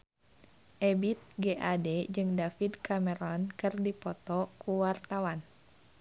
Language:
Sundanese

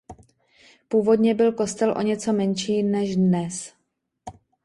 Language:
Czech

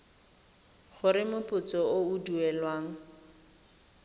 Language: Tswana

